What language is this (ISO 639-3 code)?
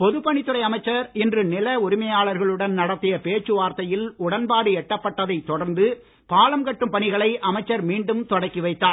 tam